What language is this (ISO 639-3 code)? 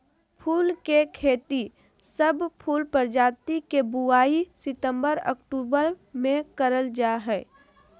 mag